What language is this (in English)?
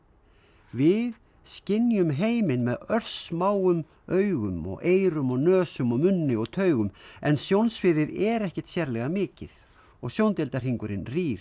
Icelandic